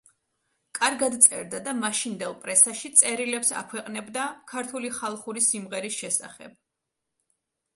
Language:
Georgian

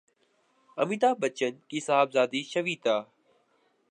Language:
Urdu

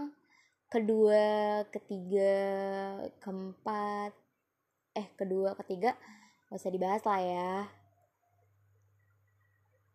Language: Indonesian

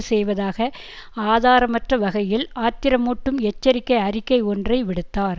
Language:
Tamil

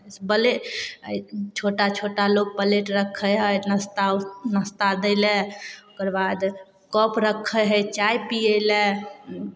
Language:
Maithili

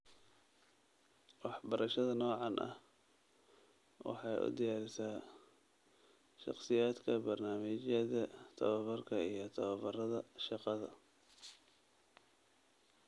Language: Somali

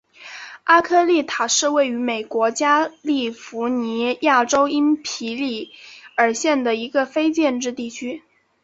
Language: Chinese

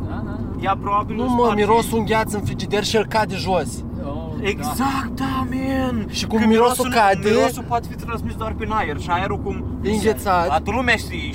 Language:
Romanian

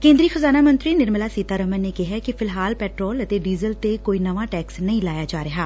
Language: Punjabi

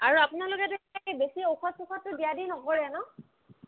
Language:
Assamese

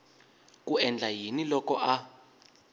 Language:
Tsonga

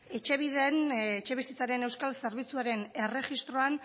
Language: Basque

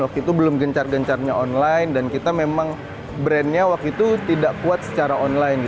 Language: Indonesian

